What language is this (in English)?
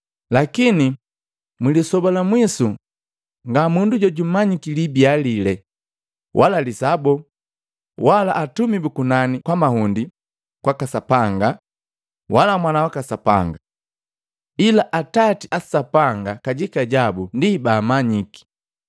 Matengo